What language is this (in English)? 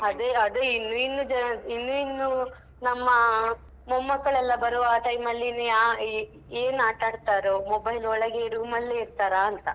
Kannada